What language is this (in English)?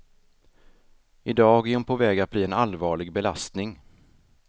Swedish